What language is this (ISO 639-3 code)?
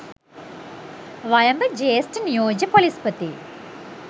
sin